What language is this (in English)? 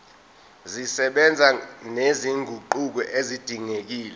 Zulu